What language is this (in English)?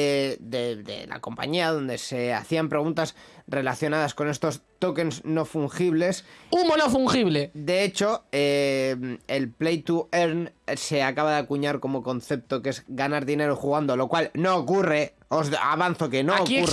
Spanish